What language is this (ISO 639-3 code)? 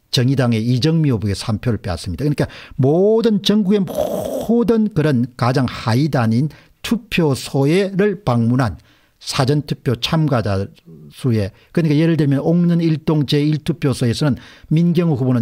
kor